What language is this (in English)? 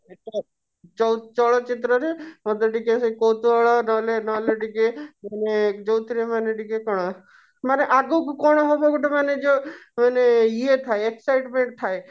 Odia